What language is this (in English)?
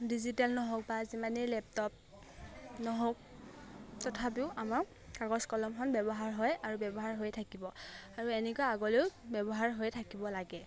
Assamese